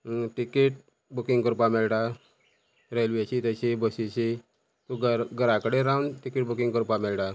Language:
Konkani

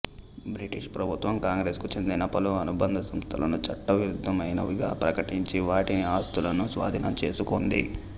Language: Telugu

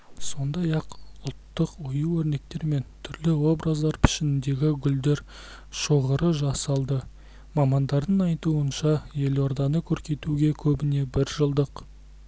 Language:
Kazakh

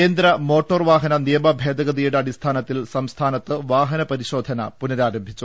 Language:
Malayalam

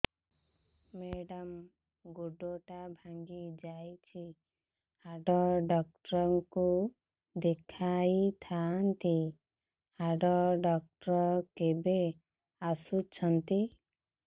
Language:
Odia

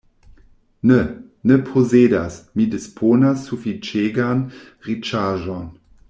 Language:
Esperanto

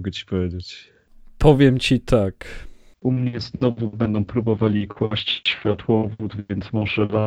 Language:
Polish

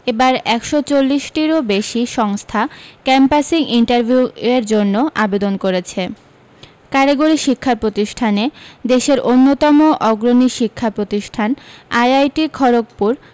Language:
Bangla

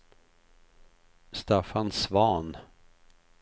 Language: Swedish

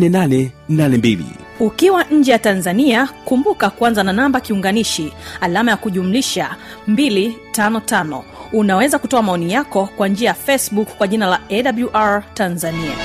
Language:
Swahili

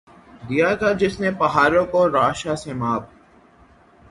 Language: Urdu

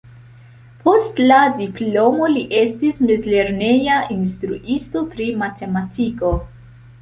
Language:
Esperanto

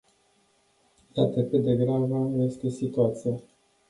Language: Romanian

